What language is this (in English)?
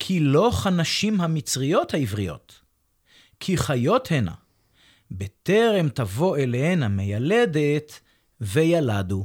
Hebrew